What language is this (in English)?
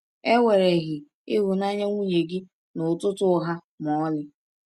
Igbo